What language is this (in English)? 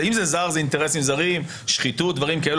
Hebrew